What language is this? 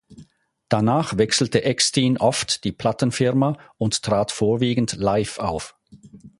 German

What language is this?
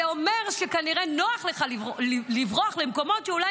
Hebrew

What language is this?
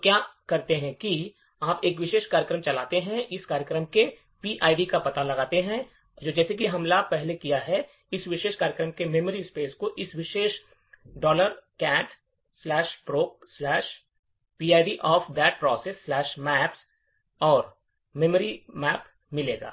Hindi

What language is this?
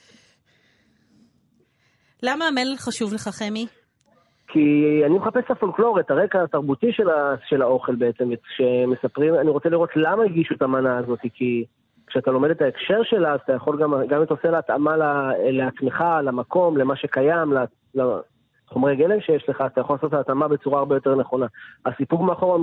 Hebrew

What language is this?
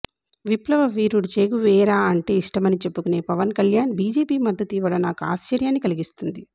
Telugu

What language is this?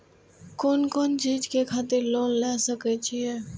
Maithili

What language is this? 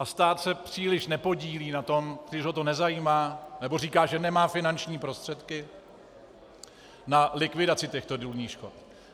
Czech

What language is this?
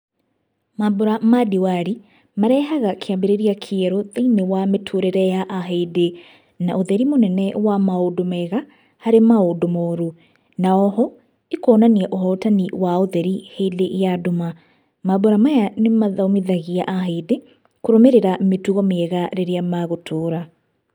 Kikuyu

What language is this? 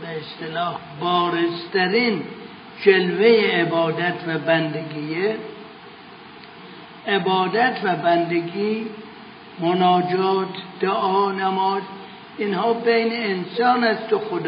Persian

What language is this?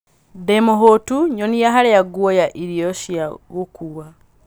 Kikuyu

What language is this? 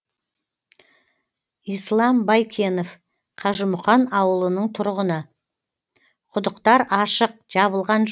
Kazakh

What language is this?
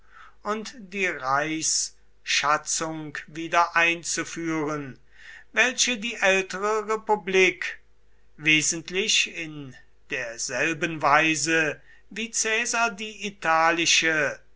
German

